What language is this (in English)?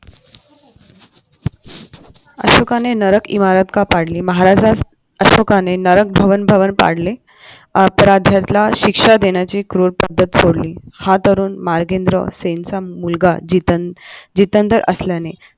Marathi